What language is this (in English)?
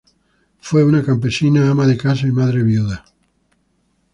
Spanish